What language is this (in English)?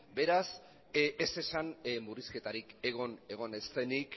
Basque